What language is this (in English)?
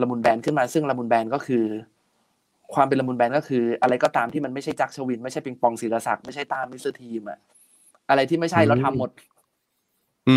Thai